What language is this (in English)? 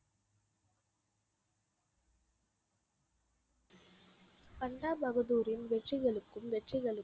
Tamil